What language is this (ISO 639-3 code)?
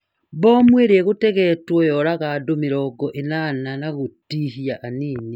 kik